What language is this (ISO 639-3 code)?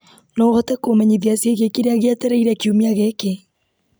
kik